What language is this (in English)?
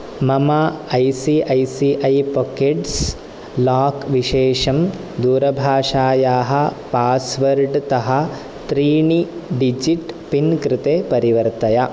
Sanskrit